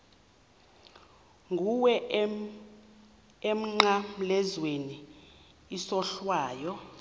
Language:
Xhosa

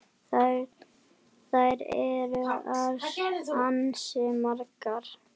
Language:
Icelandic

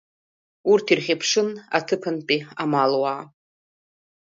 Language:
Abkhazian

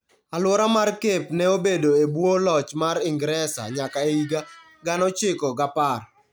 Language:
Luo (Kenya and Tanzania)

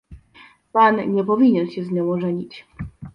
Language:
Polish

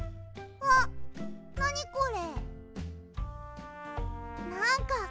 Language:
Japanese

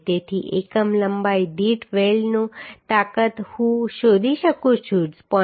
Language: Gujarati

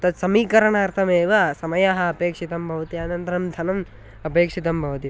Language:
Sanskrit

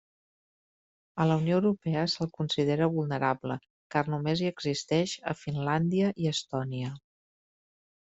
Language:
Catalan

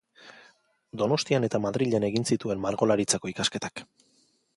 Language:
Basque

